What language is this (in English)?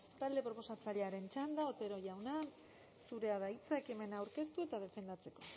Basque